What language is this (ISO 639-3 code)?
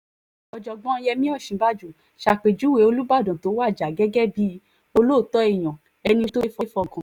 yor